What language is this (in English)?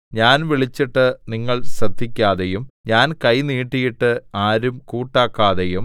Malayalam